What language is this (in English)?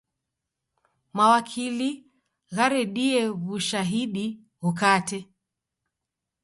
Taita